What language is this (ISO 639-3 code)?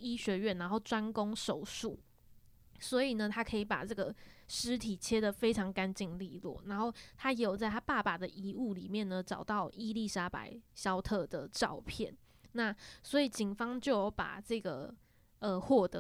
zho